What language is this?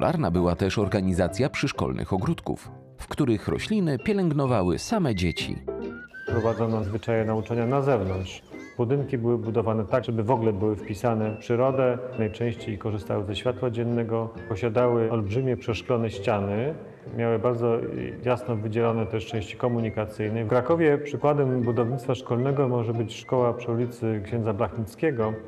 Polish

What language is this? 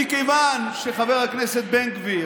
Hebrew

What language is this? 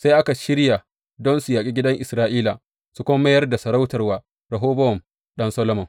Hausa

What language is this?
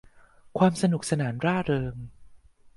Thai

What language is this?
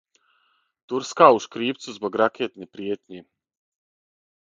Serbian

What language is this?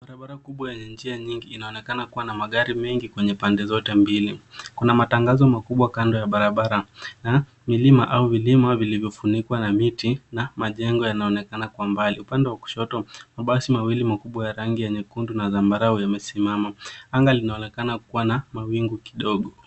Swahili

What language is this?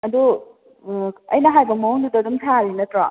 Manipuri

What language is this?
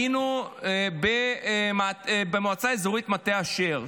Hebrew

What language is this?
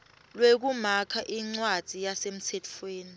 Swati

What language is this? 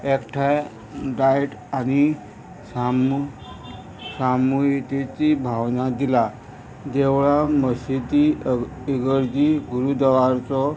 Konkani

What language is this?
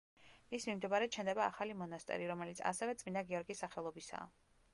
Georgian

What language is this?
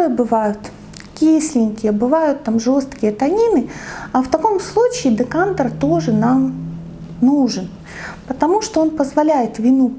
Russian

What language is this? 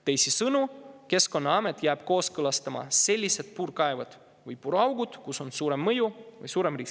Estonian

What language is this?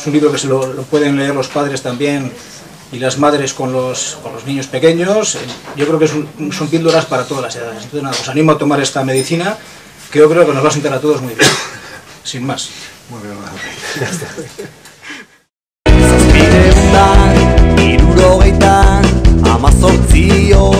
Spanish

